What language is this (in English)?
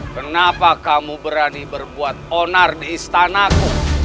Indonesian